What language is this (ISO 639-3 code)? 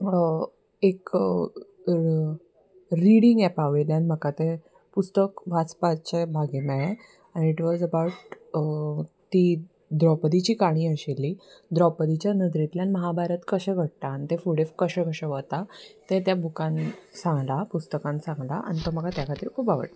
kok